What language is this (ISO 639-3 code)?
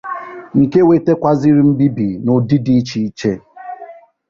ibo